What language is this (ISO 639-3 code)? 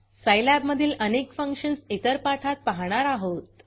mar